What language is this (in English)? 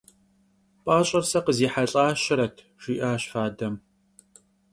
Kabardian